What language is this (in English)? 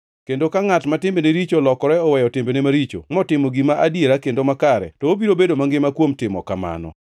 Luo (Kenya and Tanzania)